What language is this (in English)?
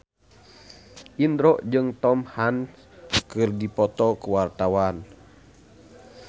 Sundanese